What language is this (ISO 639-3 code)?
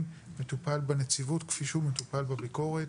heb